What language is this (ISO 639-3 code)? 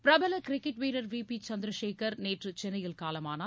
tam